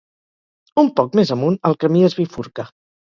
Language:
Catalan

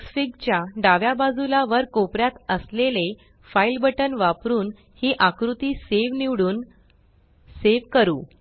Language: Marathi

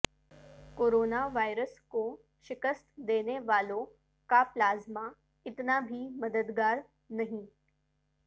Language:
Urdu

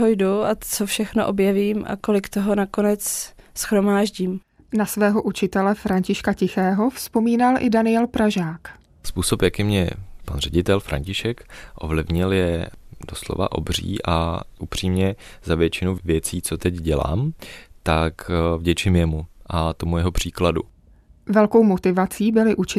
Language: Czech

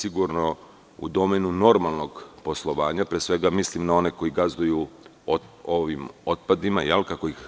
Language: Serbian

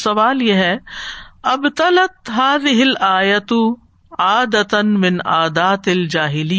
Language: Urdu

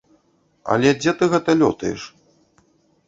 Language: Belarusian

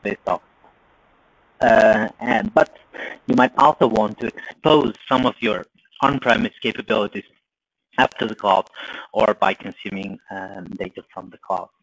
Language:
English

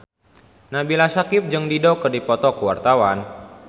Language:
Sundanese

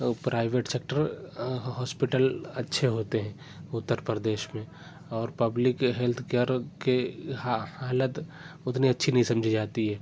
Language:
Urdu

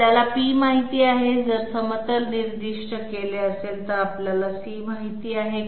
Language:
Marathi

